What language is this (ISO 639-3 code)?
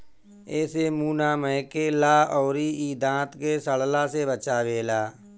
bho